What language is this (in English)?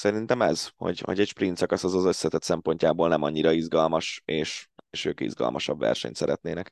Hungarian